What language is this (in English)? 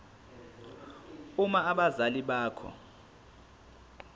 Zulu